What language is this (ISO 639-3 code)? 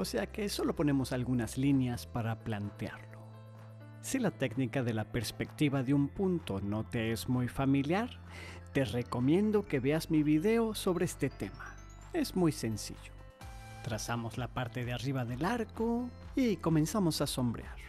spa